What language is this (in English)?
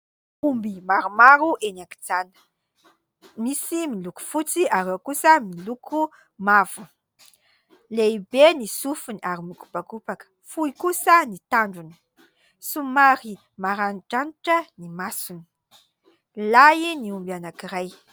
Malagasy